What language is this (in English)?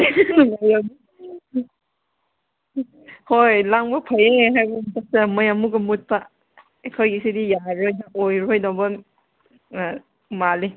Manipuri